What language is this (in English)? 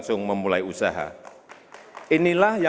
Indonesian